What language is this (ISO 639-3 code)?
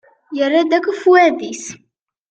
kab